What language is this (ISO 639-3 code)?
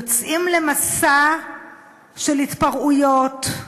heb